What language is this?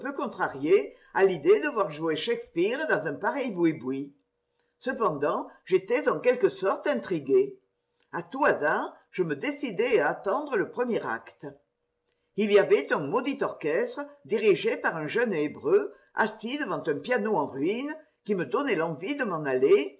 French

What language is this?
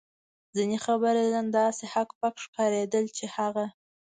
Pashto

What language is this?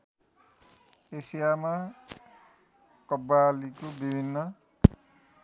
Nepali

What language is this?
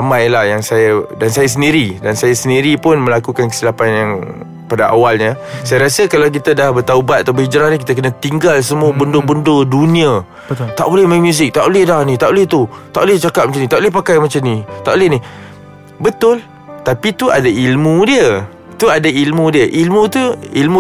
Malay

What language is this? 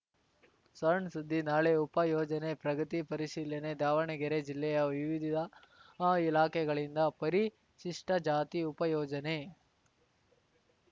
Kannada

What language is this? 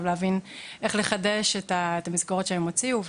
Hebrew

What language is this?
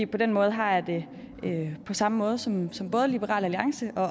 Danish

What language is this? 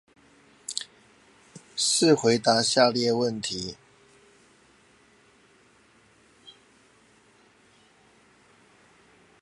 Chinese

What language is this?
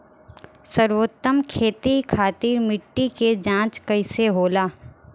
Bhojpuri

